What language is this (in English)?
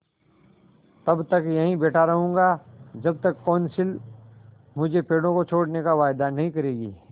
Hindi